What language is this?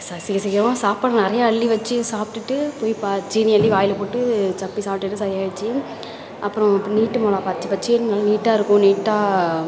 Tamil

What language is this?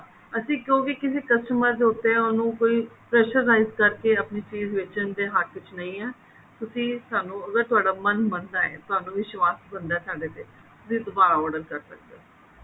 Punjabi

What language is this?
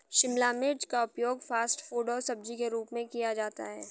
Hindi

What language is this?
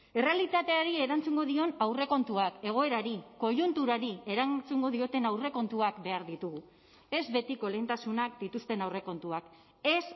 Basque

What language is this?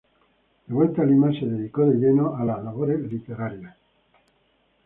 Spanish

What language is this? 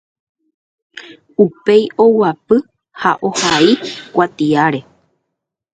Guarani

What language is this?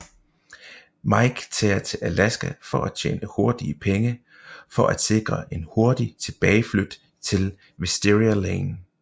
Danish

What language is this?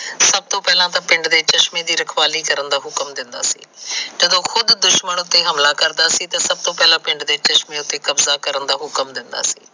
Punjabi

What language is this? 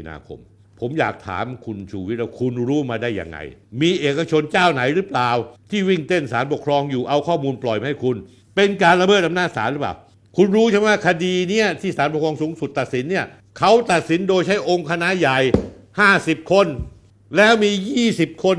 Thai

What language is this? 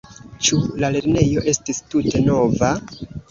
Esperanto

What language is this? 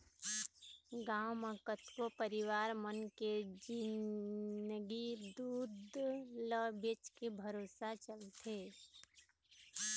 Chhattisgarhi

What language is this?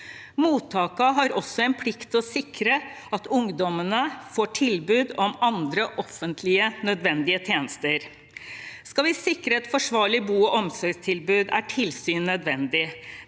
Norwegian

